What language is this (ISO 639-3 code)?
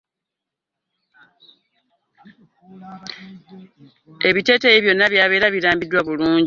lug